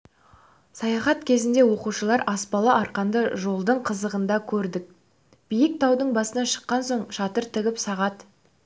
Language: Kazakh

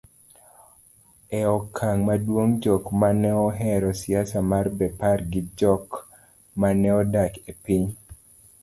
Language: Luo (Kenya and Tanzania)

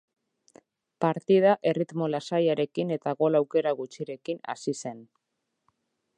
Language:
Basque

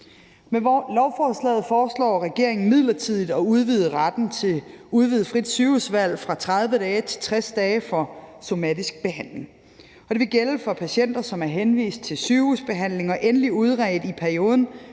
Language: Danish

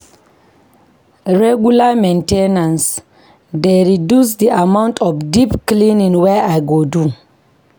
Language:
Nigerian Pidgin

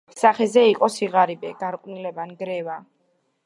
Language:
Georgian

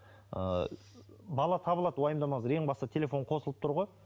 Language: Kazakh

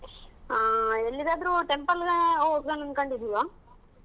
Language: Kannada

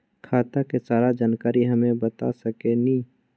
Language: Magahi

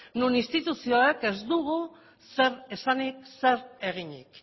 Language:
Basque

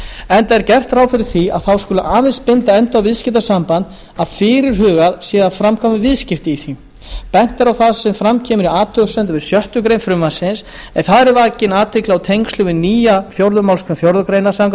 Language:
Icelandic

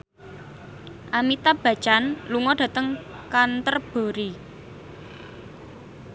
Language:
Javanese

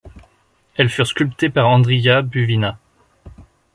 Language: French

